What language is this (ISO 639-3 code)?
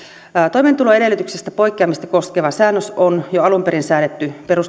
fin